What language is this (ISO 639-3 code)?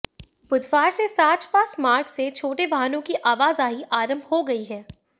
hin